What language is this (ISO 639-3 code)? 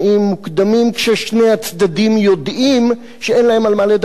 heb